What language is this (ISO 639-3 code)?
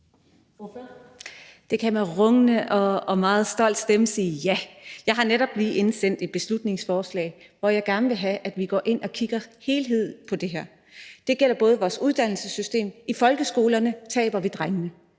dan